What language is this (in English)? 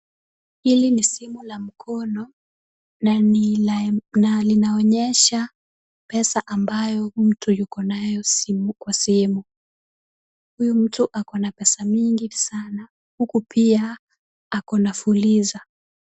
Swahili